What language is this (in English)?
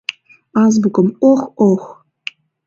Mari